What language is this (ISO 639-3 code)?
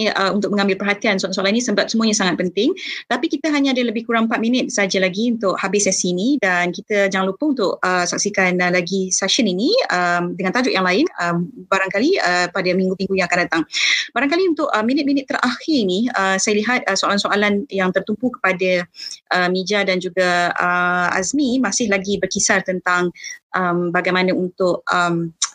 msa